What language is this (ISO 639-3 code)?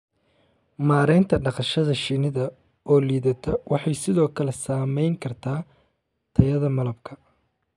som